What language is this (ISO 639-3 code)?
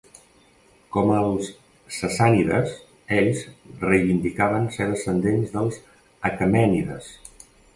cat